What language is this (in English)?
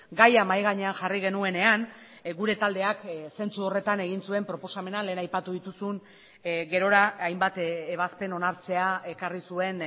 Basque